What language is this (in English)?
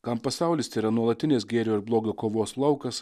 Lithuanian